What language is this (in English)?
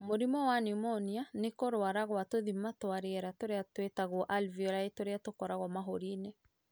Kikuyu